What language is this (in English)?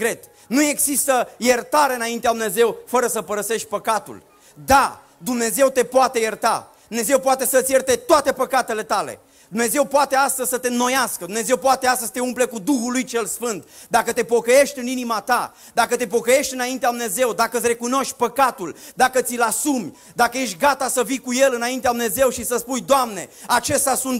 Romanian